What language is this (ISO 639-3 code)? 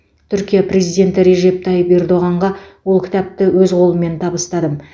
kaz